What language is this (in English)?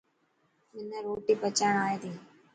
Dhatki